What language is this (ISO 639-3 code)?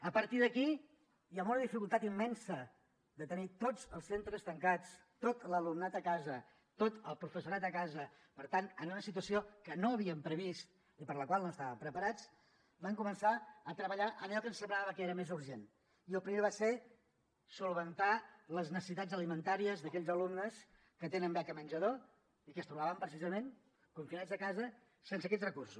cat